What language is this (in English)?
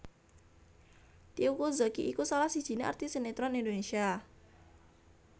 Javanese